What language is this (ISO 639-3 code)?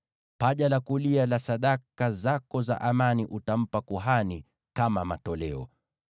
swa